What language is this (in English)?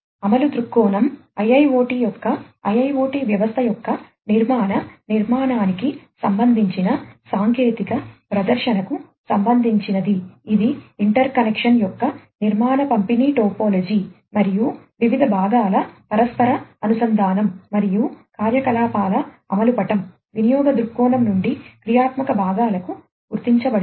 Telugu